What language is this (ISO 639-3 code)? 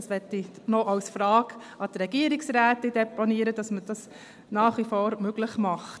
gsw